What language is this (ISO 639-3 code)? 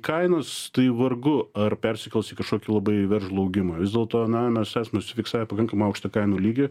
lit